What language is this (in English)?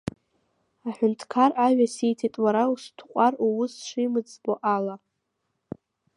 Abkhazian